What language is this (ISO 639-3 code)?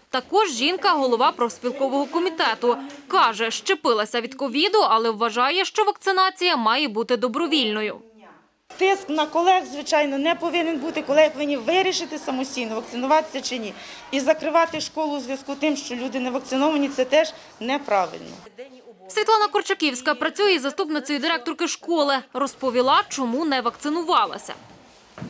ukr